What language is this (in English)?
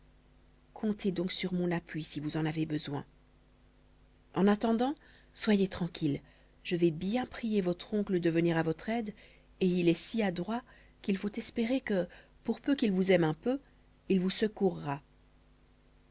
French